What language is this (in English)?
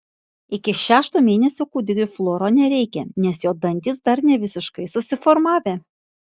Lithuanian